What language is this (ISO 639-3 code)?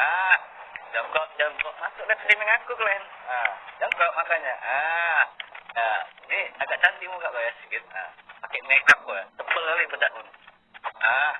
ind